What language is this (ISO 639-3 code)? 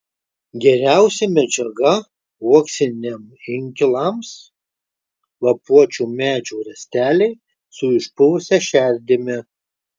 lit